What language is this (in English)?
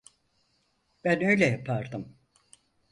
Turkish